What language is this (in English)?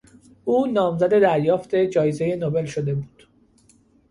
Persian